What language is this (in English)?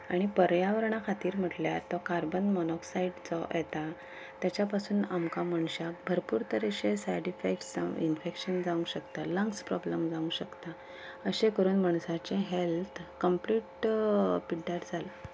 Konkani